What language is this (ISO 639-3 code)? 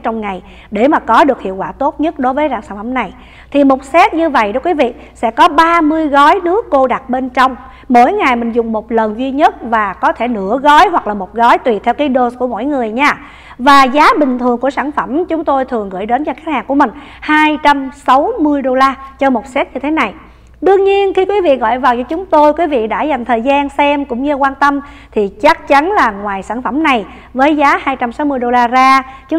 vie